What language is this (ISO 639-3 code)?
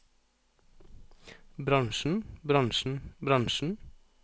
nor